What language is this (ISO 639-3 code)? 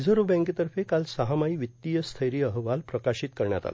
mar